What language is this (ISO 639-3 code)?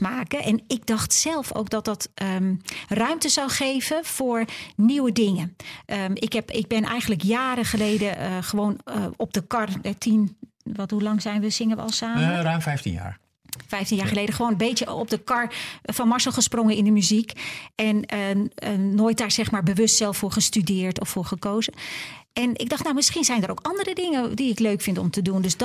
nld